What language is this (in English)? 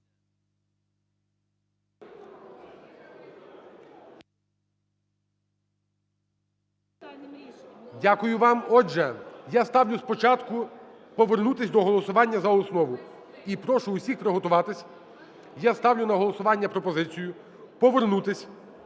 Ukrainian